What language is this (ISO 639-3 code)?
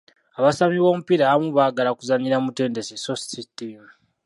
lug